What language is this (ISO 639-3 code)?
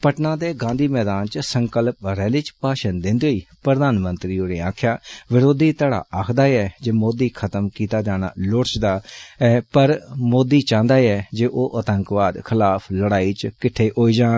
doi